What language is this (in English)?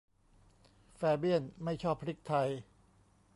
Thai